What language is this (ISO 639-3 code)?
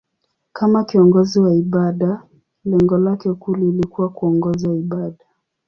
swa